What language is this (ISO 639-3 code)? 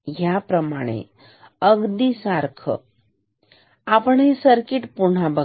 mar